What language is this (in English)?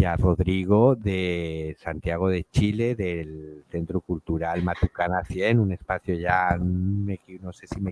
Spanish